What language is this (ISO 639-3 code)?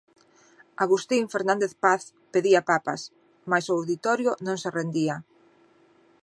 glg